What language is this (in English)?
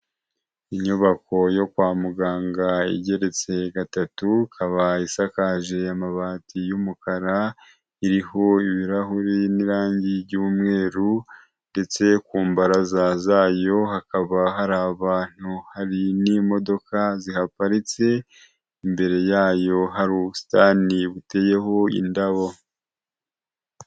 Kinyarwanda